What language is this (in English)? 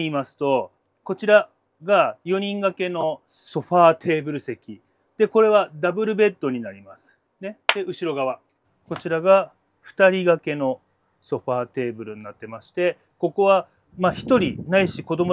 Japanese